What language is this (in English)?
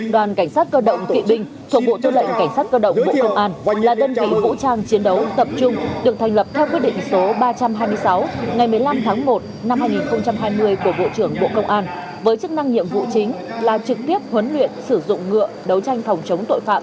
Vietnamese